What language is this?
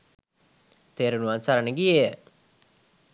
Sinhala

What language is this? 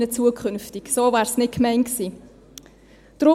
Swiss German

